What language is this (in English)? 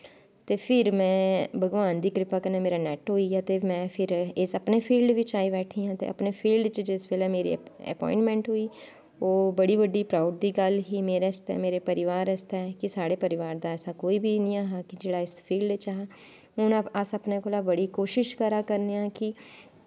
Dogri